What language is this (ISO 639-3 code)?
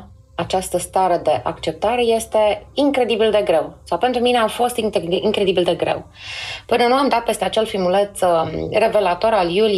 ron